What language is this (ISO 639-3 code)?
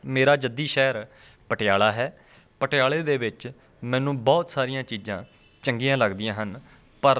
pan